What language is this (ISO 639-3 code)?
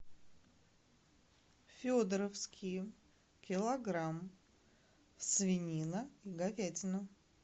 rus